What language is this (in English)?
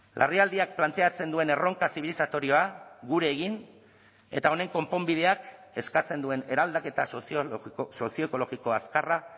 Basque